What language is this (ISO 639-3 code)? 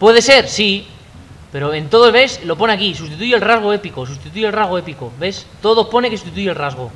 spa